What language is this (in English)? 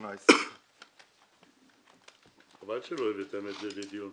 Hebrew